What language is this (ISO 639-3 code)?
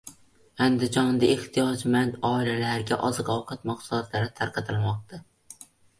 uzb